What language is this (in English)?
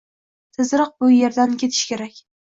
Uzbek